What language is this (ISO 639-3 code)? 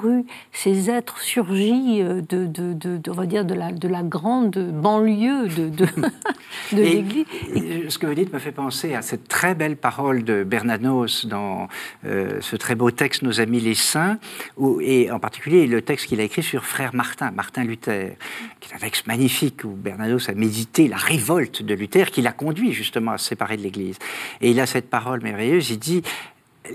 fra